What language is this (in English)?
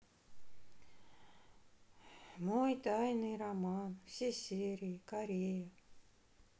Russian